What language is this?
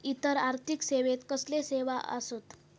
Marathi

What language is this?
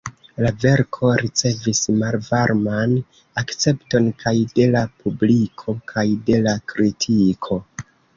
Esperanto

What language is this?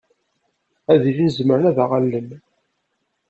Kabyle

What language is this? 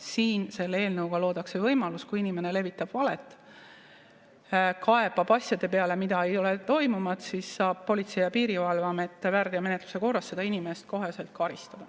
Estonian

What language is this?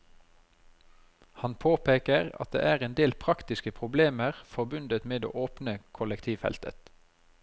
Norwegian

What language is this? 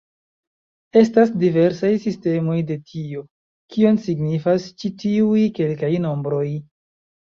Esperanto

